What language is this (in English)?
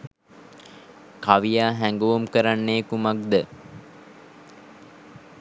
Sinhala